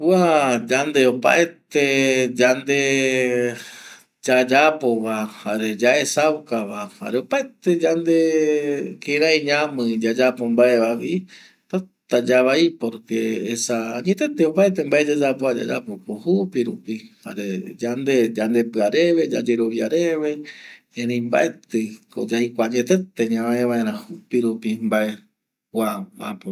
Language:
Eastern Bolivian Guaraní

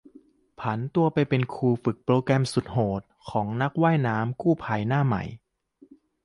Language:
Thai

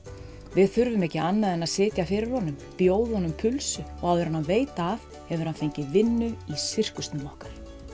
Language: Icelandic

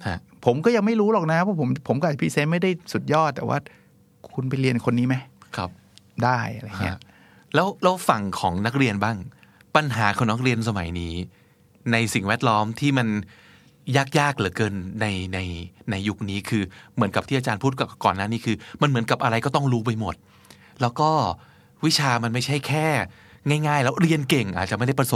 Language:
Thai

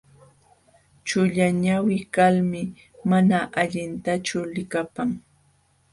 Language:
Jauja Wanca Quechua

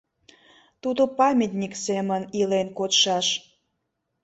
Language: Mari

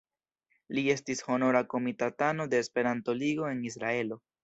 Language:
Esperanto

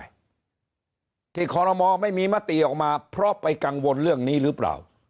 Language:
Thai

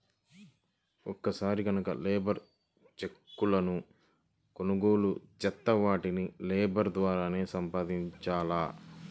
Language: Telugu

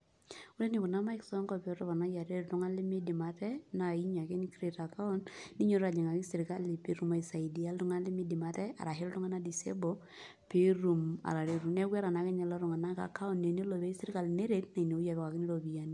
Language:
Masai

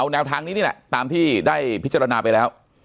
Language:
Thai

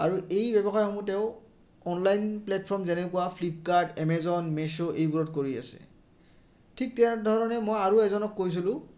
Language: Assamese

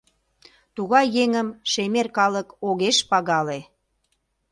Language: Mari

